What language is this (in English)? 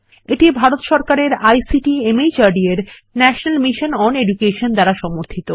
Bangla